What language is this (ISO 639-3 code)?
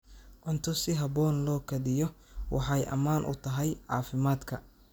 som